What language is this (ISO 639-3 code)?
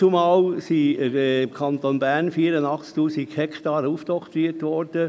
gsw